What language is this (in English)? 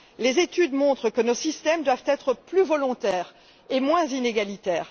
French